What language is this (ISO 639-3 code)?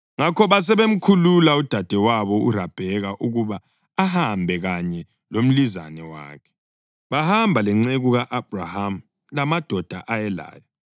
nde